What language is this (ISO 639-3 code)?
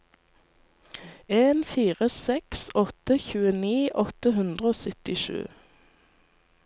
nor